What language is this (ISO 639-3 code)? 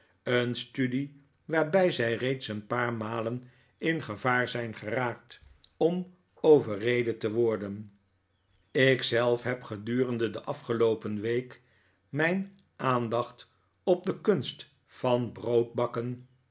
nld